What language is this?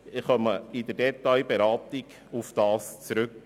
Swiss German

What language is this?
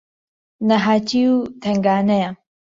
Central Kurdish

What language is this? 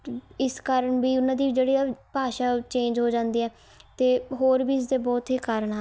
Punjabi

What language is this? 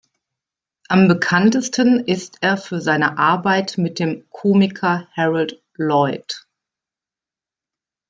German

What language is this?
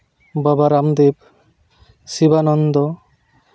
Santali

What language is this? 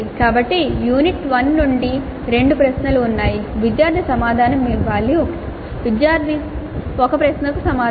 Telugu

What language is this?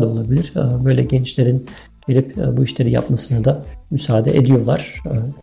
Turkish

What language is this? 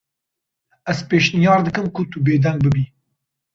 Kurdish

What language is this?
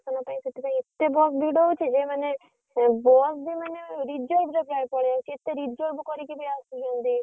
Odia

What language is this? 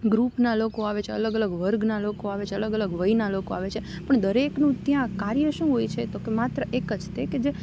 Gujarati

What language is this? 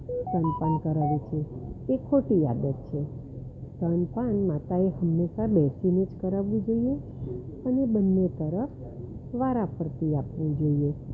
Gujarati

